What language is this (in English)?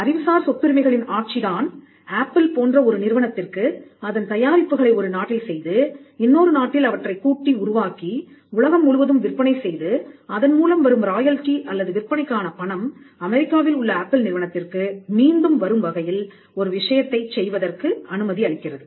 Tamil